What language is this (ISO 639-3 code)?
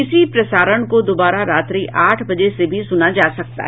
hin